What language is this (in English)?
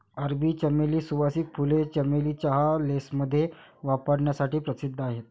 Marathi